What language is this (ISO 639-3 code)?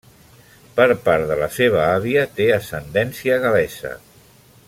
cat